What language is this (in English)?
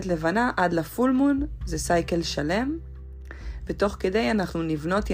Hebrew